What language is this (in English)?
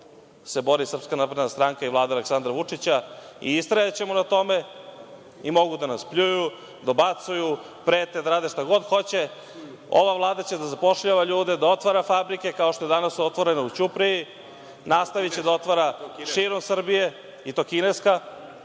Serbian